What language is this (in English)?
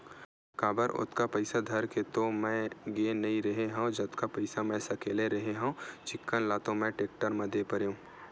Chhattisgarhi